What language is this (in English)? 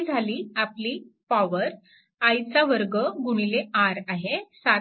Marathi